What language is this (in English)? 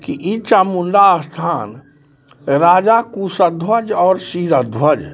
Maithili